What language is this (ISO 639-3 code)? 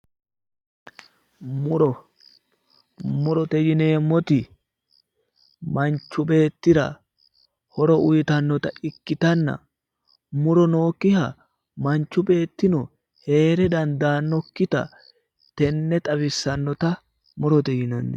sid